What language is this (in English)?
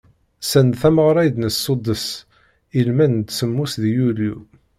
Kabyle